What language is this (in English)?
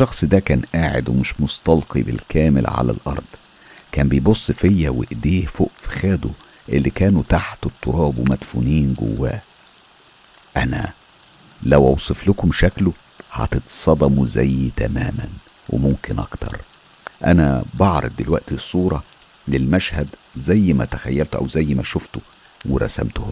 Arabic